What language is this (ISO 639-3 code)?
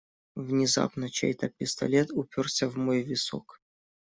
rus